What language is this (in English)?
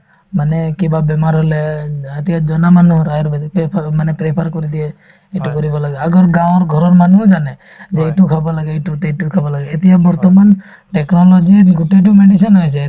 Assamese